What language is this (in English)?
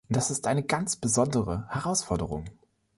German